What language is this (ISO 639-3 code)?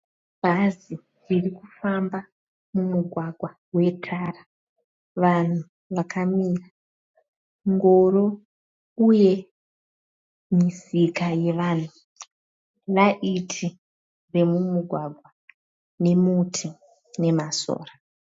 sna